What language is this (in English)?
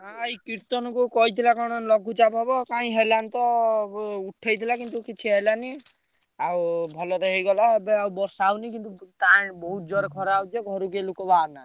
Odia